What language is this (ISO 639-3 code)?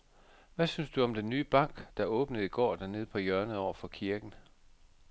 dan